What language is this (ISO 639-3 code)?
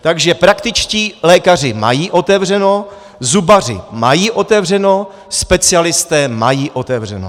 ces